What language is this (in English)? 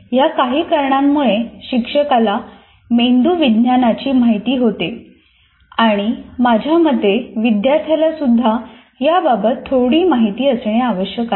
Marathi